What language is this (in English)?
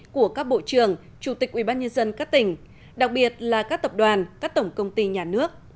Vietnamese